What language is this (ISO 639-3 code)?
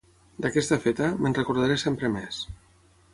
cat